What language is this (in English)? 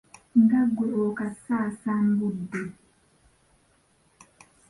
Ganda